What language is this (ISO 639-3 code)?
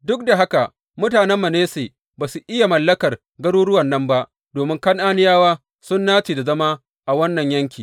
hau